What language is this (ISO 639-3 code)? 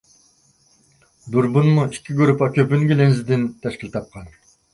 uig